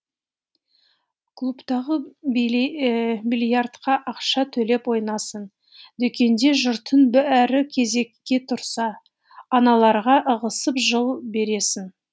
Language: Kazakh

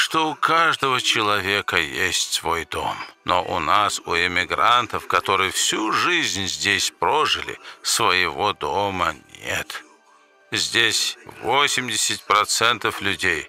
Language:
Russian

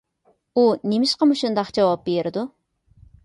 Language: Uyghur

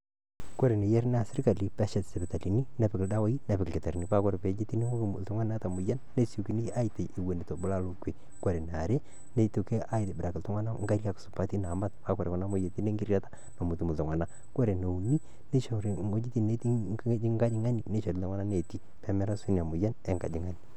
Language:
Masai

